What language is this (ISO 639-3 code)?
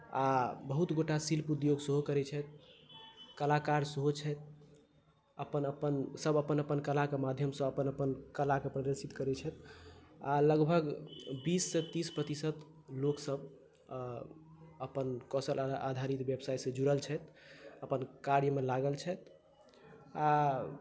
mai